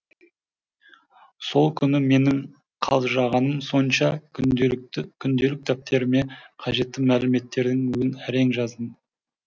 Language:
Kazakh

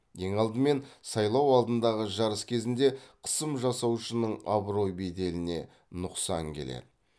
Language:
Kazakh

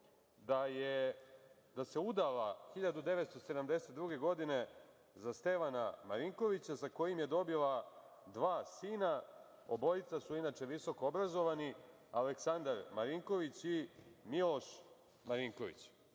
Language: Serbian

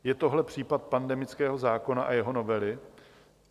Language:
Czech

